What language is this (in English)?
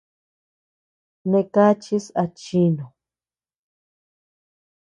Tepeuxila Cuicatec